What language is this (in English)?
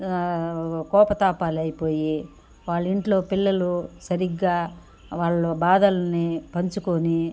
Telugu